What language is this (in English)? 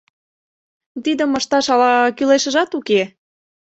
Mari